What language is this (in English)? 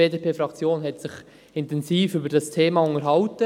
Swiss German